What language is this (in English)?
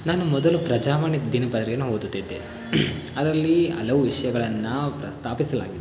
Kannada